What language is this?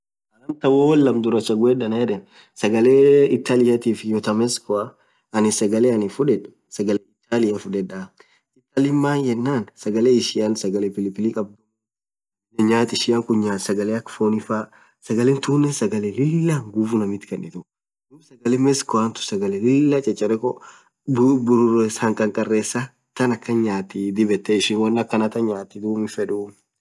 Orma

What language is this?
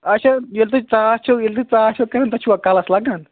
Kashmiri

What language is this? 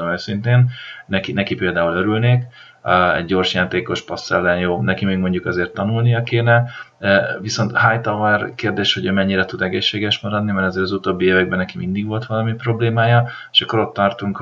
Hungarian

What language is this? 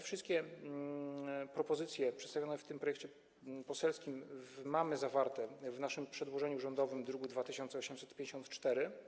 Polish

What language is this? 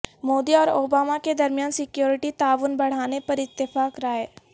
Urdu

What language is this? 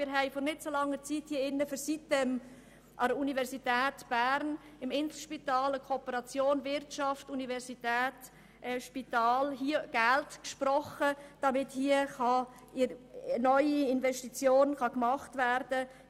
Swiss German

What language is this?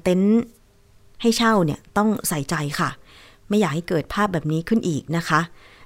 Thai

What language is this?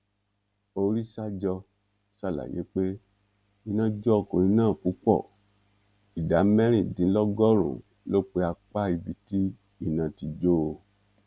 Yoruba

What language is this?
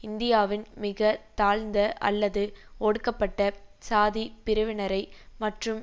Tamil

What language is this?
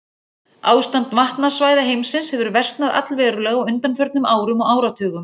Icelandic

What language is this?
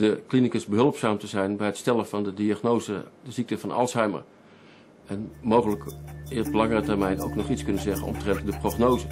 Dutch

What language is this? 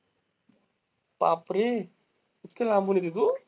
Marathi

